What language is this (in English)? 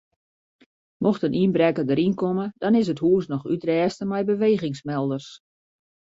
Western Frisian